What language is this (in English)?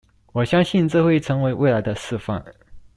Chinese